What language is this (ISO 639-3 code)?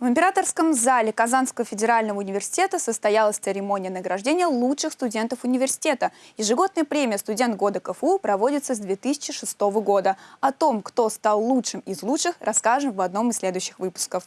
rus